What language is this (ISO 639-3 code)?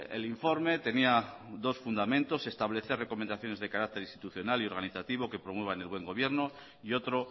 spa